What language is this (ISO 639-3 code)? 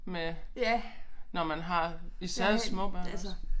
dan